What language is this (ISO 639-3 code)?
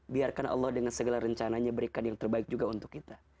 ind